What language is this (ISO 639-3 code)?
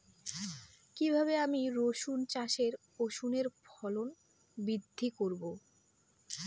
ben